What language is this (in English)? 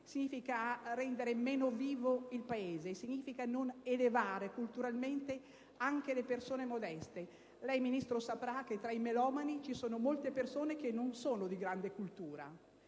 Italian